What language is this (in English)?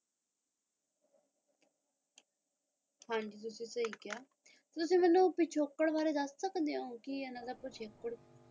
Punjabi